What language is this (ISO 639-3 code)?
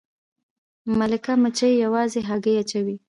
pus